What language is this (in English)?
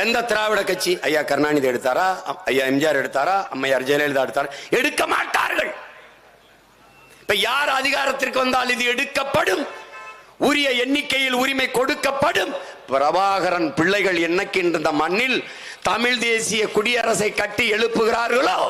Tamil